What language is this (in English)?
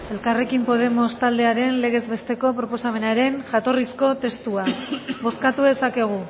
Basque